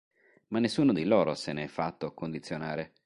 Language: Italian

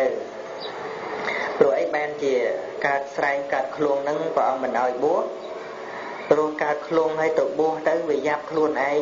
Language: Vietnamese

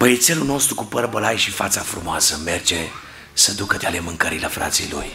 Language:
Romanian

